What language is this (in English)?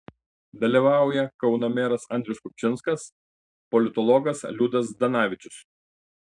Lithuanian